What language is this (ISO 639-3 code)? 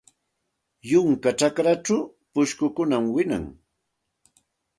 qxt